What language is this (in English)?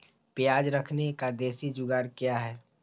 Magahi